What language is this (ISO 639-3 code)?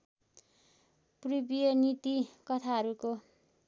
nep